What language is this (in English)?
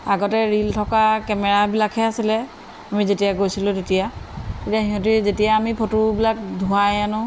Assamese